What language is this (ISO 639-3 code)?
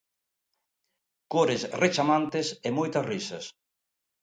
glg